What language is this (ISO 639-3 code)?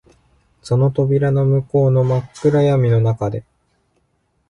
jpn